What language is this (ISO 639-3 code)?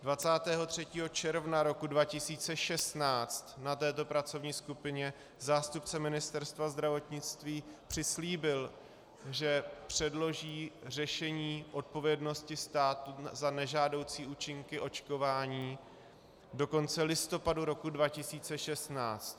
ces